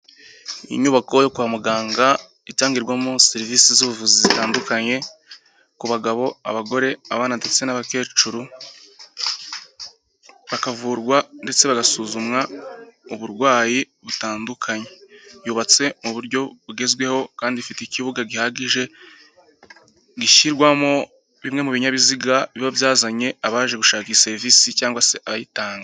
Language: Kinyarwanda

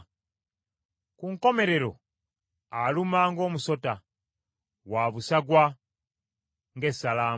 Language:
Ganda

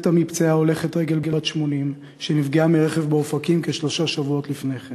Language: Hebrew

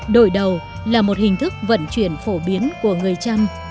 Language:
Vietnamese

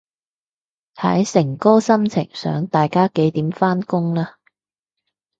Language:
Cantonese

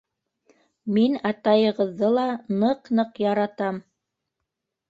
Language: Bashkir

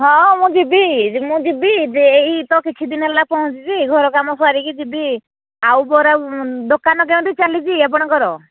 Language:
Odia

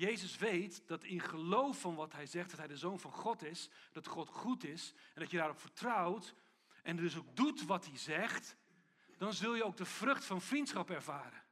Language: Dutch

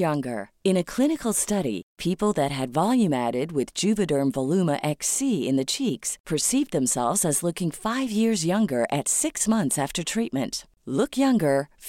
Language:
Filipino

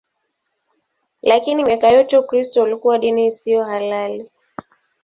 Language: Swahili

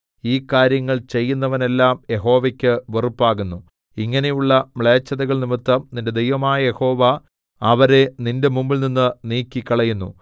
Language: Malayalam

